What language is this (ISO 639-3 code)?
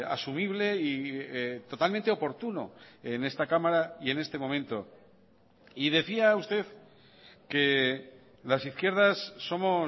spa